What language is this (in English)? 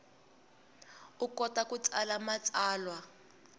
Tsonga